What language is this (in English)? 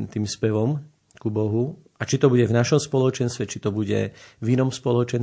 Slovak